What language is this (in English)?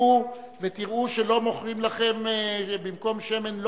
Hebrew